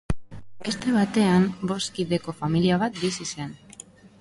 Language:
Basque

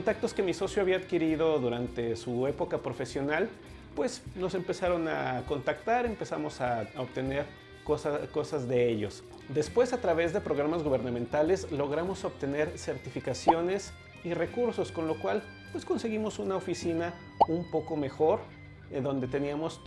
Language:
Spanish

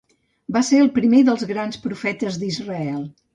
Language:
Catalan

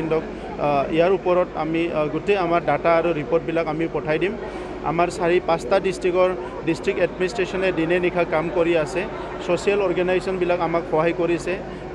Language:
Hindi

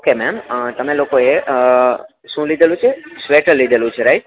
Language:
Gujarati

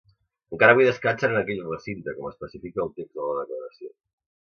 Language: Catalan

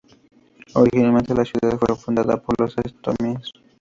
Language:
Spanish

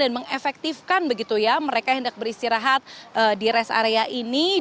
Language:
Indonesian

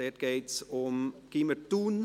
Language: Swiss German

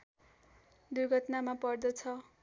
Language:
Nepali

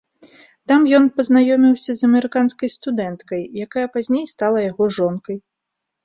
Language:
Belarusian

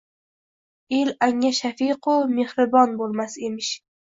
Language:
Uzbek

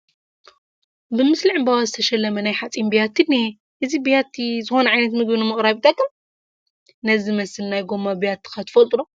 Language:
Tigrinya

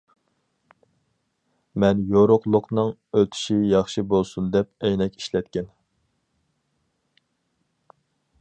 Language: Uyghur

